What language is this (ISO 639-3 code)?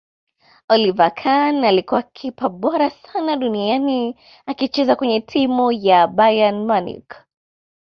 swa